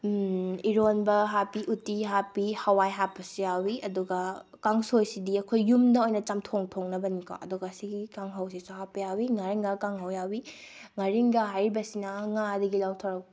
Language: Manipuri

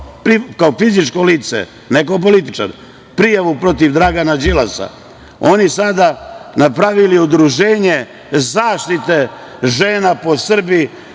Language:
Serbian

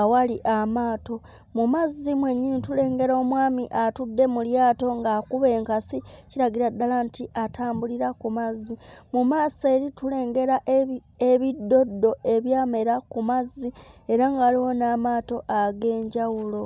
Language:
Ganda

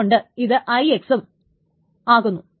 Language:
Malayalam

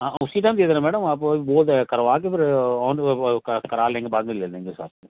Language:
Hindi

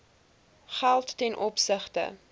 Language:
Afrikaans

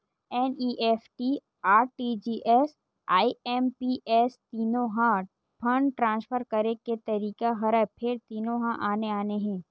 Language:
Chhattisgarhi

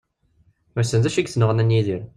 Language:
Kabyle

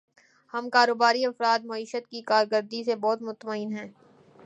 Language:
Urdu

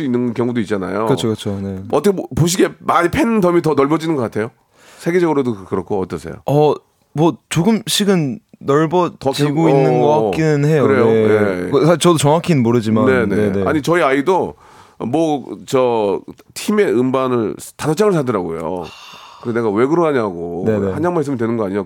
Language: Korean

